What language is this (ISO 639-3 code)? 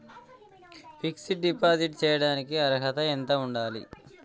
tel